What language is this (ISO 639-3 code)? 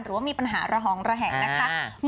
tha